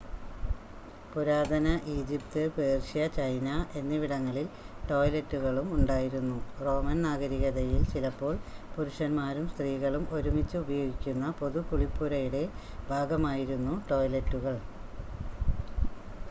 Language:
Malayalam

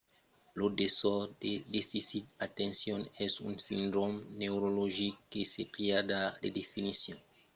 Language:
Occitan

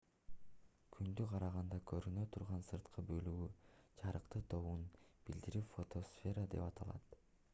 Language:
Kyrgyz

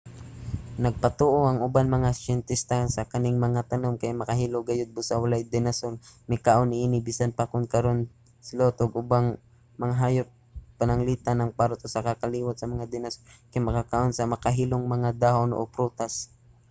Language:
Cebuano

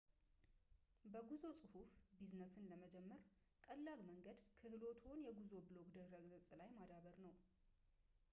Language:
Amharic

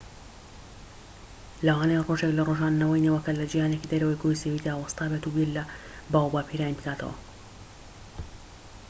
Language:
Central Kurdish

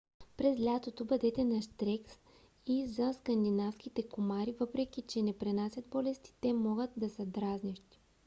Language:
Bulgarian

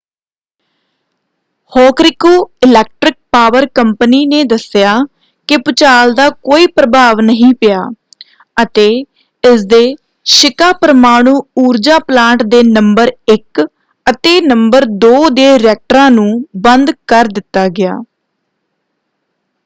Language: Punjabi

